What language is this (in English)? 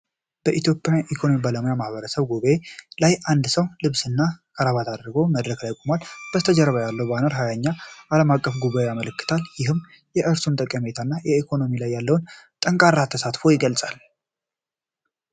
Amharic